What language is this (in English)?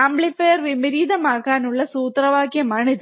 Malayalam